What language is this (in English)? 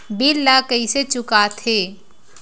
Chhattisgarhi